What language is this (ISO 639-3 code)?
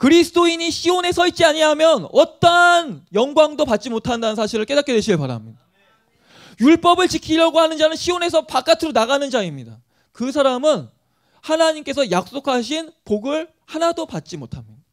kor